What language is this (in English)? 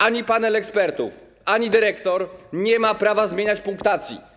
Polish